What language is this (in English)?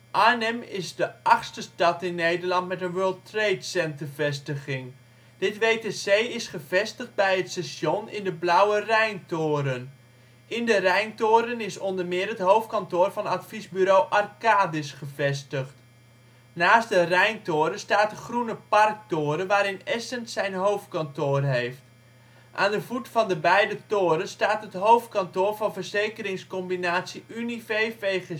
Dutch